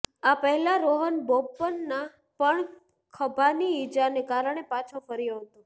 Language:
Gujarati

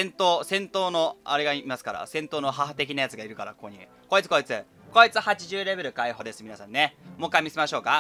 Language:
Japanese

